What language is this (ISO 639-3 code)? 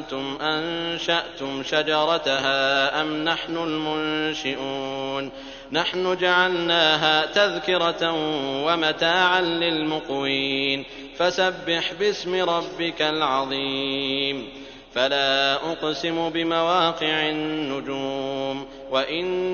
ara